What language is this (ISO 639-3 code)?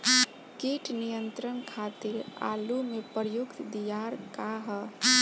bho